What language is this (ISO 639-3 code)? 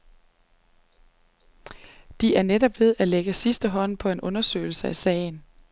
dan